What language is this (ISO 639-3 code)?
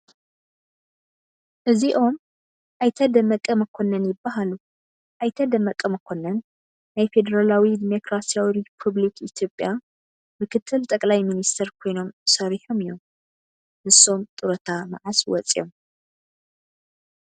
tir